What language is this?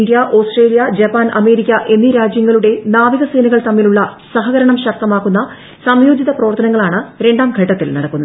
Malayalam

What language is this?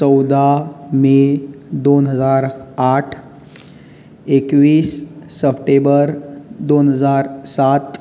Konkani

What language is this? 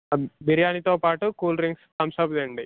Telugu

